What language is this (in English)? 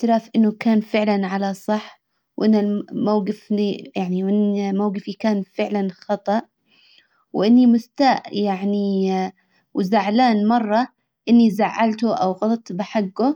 Hijazi Arabic